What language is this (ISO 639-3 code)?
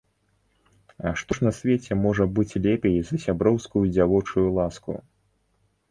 bel